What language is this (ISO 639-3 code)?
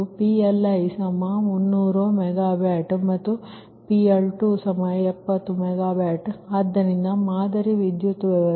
kan